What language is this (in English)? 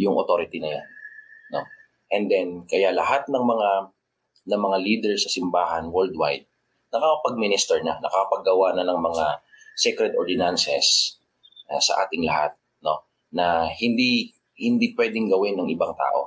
Filipino